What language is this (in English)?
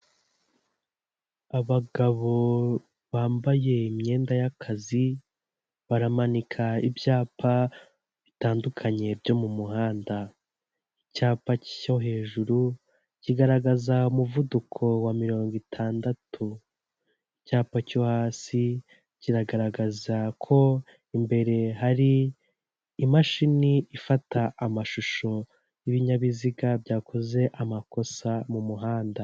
Kinyarwanda